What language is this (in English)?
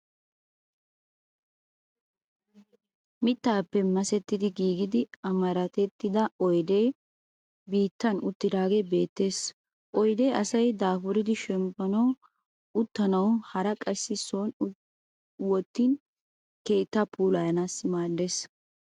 Wolaytta